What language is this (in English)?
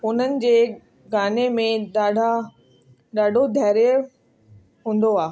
Sindhi